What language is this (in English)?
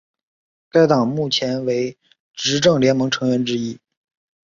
Chinese